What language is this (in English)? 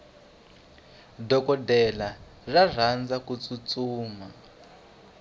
Tsonga